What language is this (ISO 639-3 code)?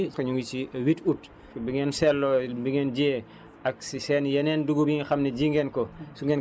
wol